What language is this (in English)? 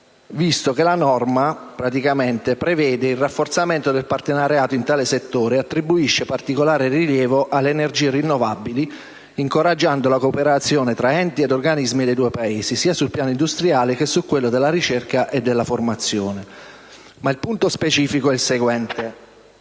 Italian